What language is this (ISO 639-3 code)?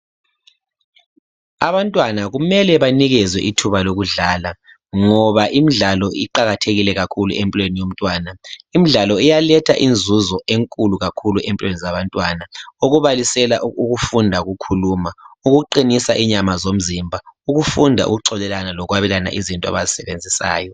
nde